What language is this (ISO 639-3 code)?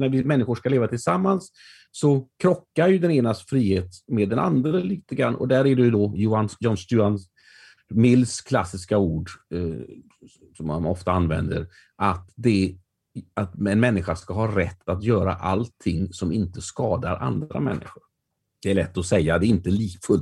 swe